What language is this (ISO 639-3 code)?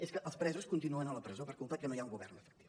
cat